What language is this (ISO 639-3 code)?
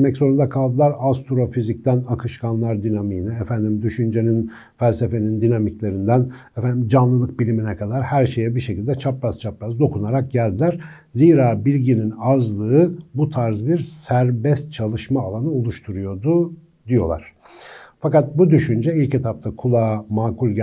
tur